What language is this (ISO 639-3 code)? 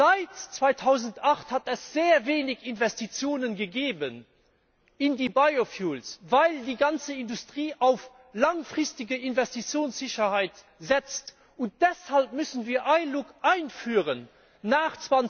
deu